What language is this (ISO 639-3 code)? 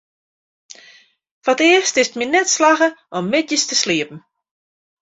fry